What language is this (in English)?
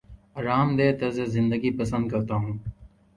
Urdu